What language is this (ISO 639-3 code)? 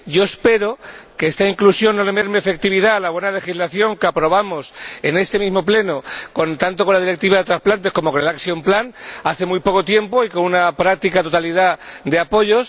spa